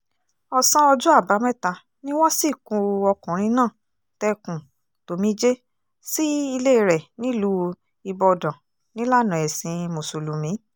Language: Yoruba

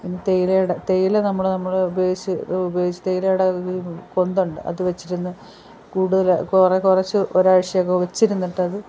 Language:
Malayalam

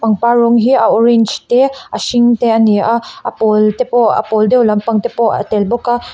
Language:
Mizo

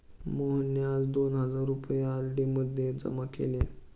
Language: Marathi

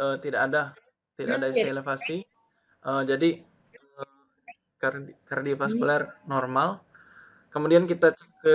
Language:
Indonesian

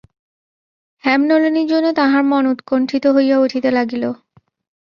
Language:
Bangla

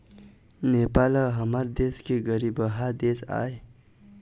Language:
Chhattisgarhi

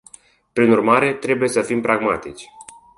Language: Romanian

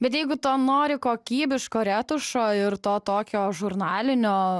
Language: Lithuanian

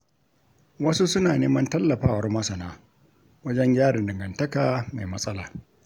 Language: Hausa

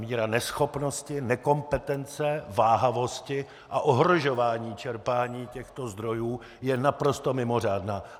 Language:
Czech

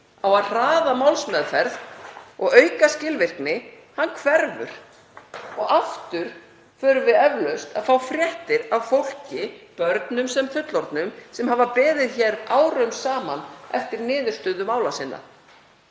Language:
Icelandic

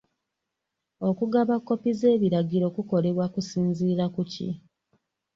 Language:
Ganda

